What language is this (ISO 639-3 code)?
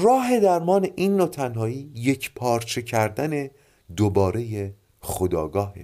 fas